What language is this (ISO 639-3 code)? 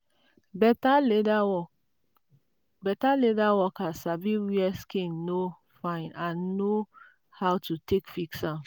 pcm